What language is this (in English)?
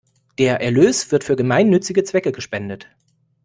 German